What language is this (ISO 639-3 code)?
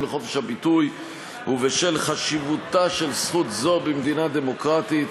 heb